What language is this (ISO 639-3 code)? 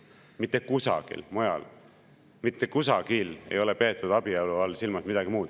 est